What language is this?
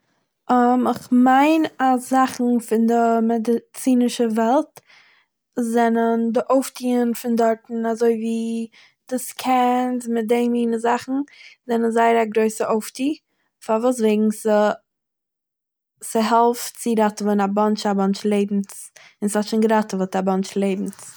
Yiddish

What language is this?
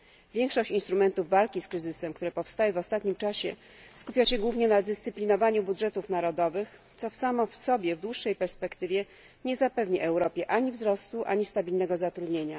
Polish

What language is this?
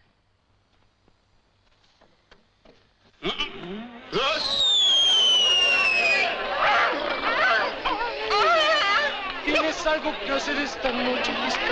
Spanish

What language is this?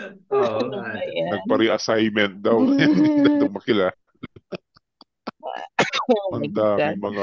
Filipino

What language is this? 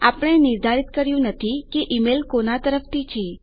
Gujarati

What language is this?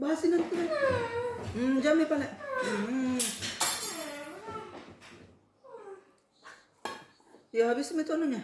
Indonesian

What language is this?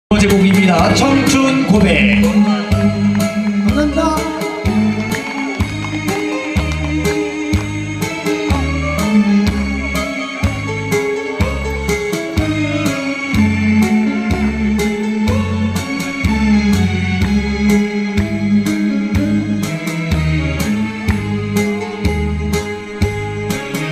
Korean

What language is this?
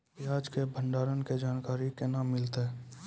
Maithili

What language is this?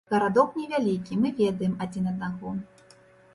Belarusian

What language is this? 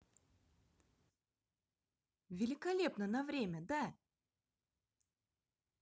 Russian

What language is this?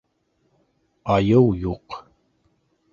Bashkir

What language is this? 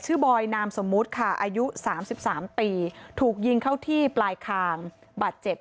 Thai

